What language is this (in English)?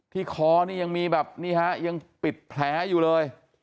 Thai